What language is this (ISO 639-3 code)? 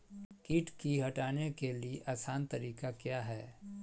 mag